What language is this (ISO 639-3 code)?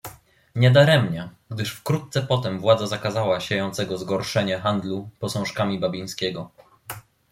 pol